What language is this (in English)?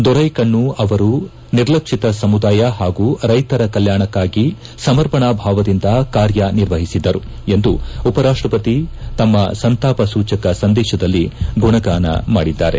Kannada